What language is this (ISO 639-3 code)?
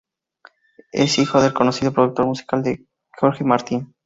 spa